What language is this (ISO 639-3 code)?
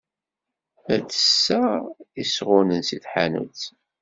kab